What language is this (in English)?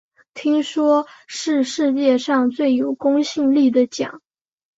Chinese